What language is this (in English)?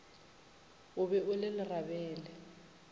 Northern Sotho